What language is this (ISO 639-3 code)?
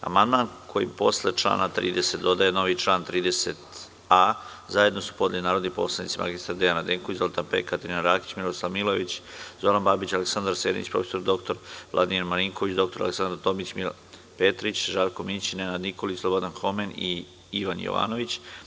srp